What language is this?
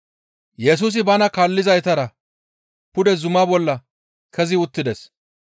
Gamo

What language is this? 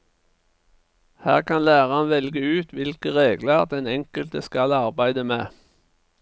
Norwegian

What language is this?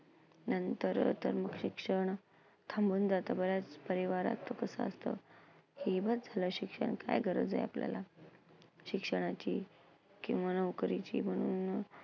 Marathi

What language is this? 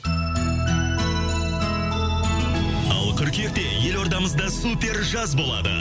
Kazakh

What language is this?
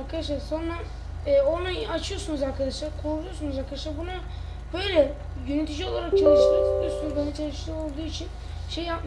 Turkish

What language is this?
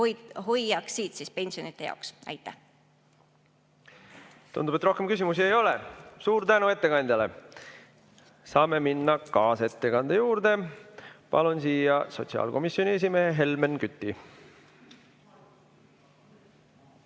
Estonian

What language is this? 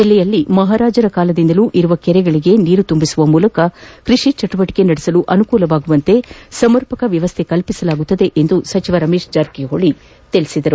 Kannada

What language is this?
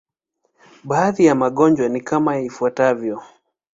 Swahili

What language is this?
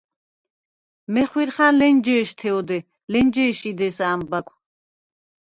Svan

